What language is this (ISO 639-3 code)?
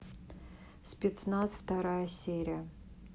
rus